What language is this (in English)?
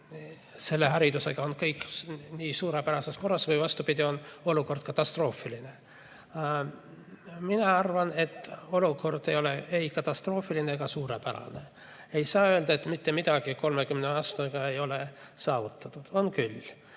Estonian